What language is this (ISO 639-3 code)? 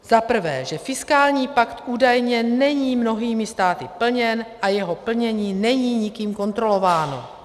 ces